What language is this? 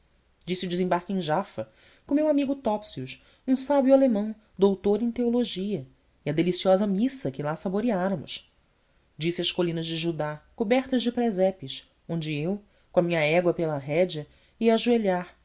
Portuguese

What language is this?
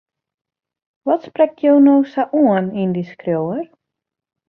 Western Frisian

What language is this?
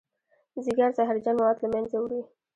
Pashto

